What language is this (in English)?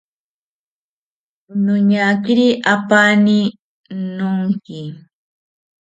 South Ucayali Ashéninka